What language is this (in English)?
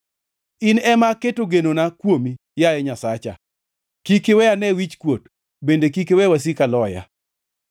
Luo (Kenya and Tanzania)